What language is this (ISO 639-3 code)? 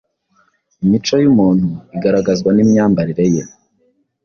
kin